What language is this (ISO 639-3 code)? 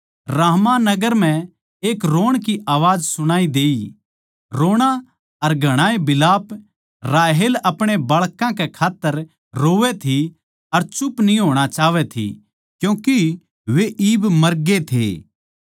bgc